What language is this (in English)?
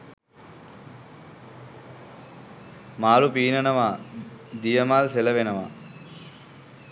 Sinhala